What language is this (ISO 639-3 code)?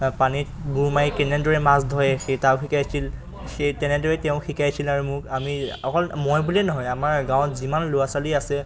asm